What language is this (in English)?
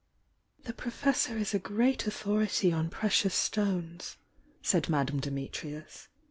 English